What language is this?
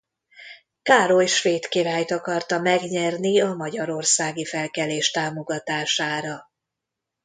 Hungarian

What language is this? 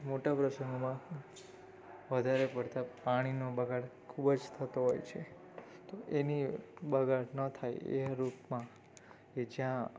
Gujarati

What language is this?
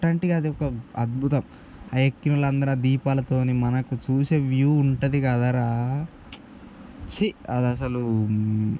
Telugu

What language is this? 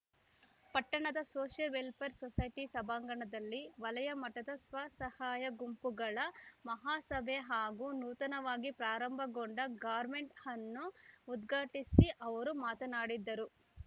Kannada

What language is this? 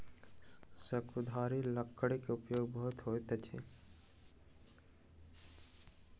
Maithili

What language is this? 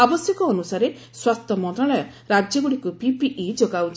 Odia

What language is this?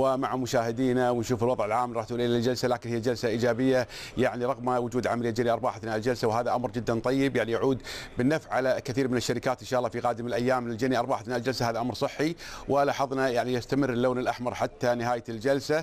Arabic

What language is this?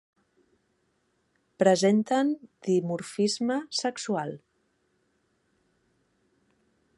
Catalan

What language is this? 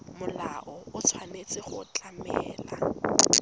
Tswana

